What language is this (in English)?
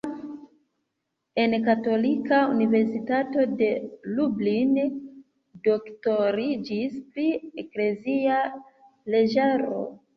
Esperanto